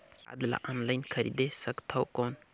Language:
Chhattisgarhi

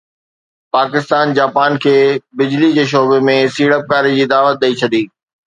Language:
Sindhi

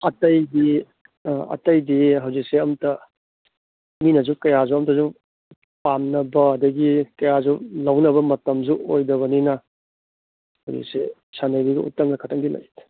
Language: Manipuri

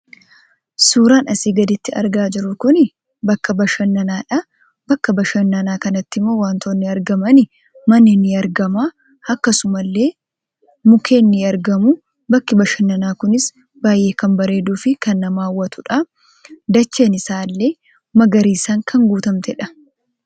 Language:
Oromo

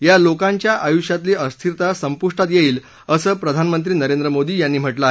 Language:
Marathi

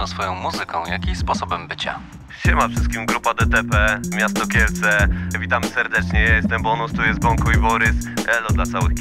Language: Polish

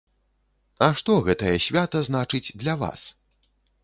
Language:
Belarusian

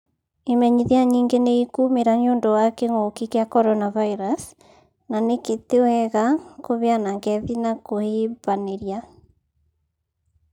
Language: Kikuyu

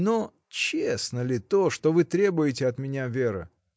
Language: Russian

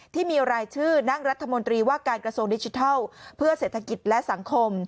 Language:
Thai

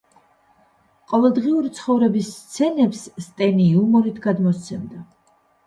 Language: Georgian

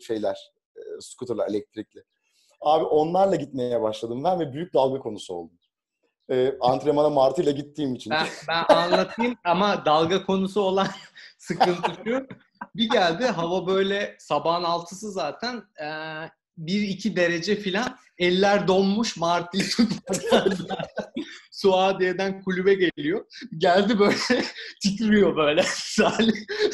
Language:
Turkish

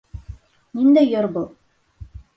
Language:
Bashkir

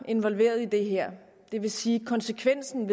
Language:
Danish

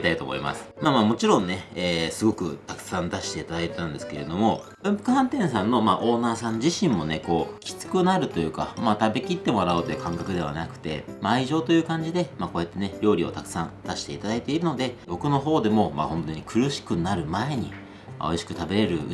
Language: Japanese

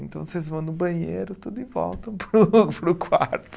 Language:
Portuguese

